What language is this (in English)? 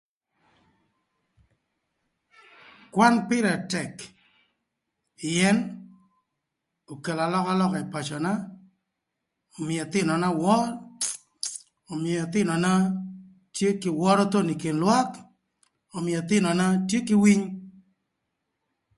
Thur